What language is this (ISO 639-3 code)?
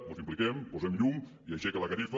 cat